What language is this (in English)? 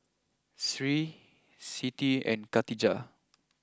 English